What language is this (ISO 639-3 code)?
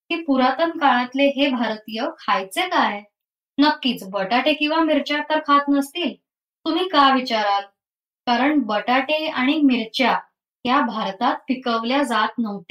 mar